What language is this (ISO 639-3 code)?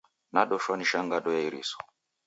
dav